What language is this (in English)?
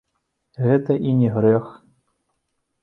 Belarusian